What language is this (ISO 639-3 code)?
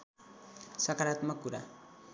nep